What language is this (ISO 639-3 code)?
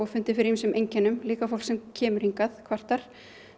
isl